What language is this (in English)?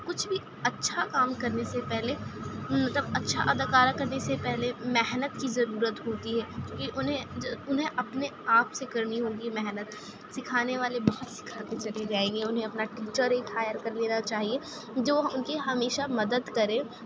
Urdu